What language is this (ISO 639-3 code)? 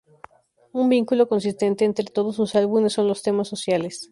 spa